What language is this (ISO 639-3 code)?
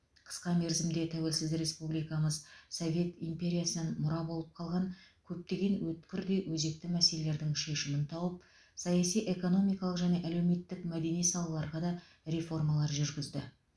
kaz